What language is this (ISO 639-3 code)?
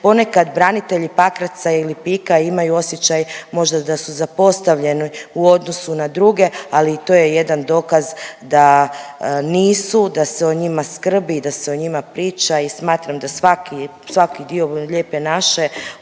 hrv